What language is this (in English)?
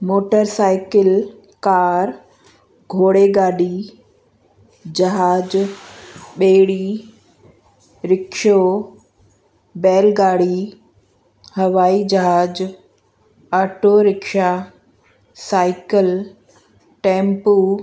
Sindhi